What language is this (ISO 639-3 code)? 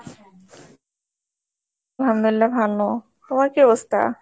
ben